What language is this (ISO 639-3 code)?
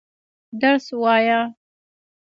pus